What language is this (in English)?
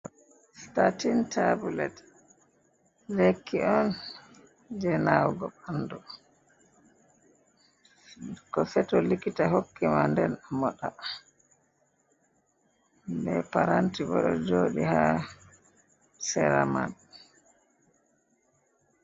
Fula